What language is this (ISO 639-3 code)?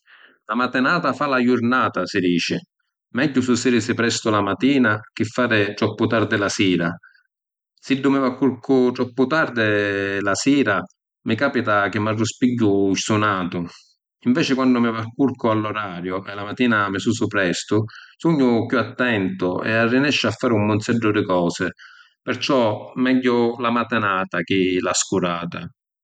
scn